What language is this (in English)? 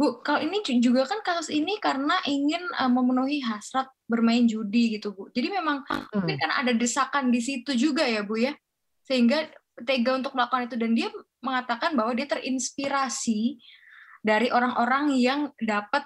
Indonesian